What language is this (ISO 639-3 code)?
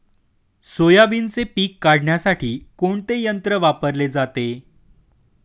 mar